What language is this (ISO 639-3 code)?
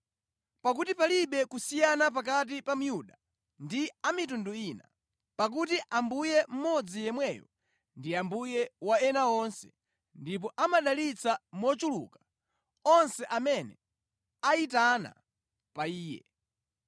nya